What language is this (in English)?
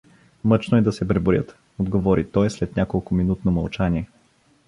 Bulgarian